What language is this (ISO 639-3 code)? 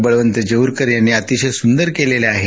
mar